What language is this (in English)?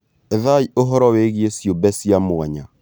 Kikuyu